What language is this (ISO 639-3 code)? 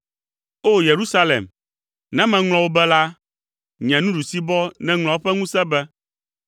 ewe